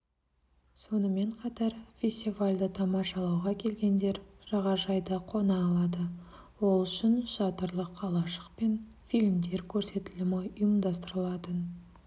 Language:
Kazakh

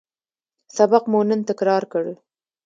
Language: Pashto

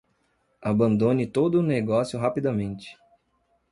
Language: Portuguese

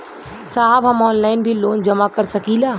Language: Bhojpuri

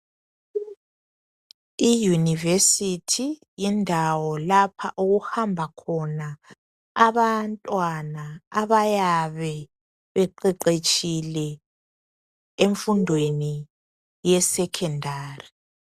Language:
North Ndebele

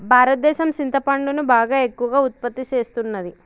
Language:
Telugu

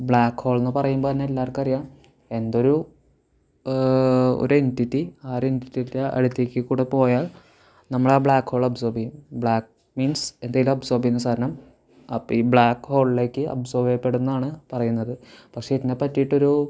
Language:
Malayalam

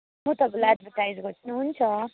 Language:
Nepali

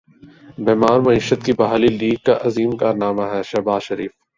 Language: Urdu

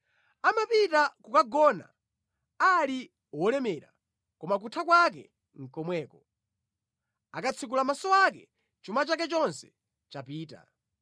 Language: Nyanja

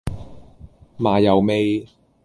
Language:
Cantonese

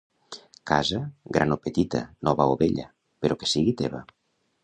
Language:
Catalan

